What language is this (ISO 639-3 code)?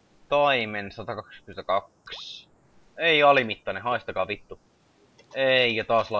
fin